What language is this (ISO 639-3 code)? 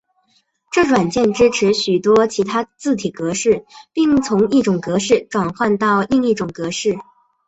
zho